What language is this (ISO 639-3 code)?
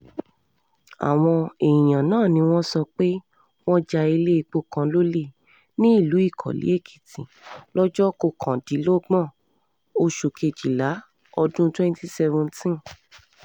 yor